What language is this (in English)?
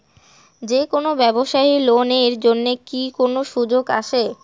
Bangla